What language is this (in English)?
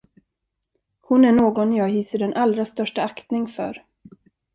Swedish